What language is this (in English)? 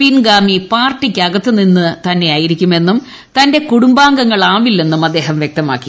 Malayalam